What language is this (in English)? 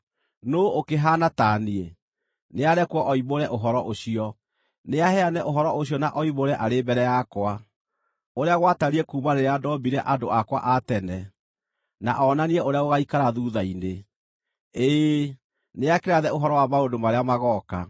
Kikuyu